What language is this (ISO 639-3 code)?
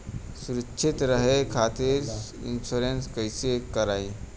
bho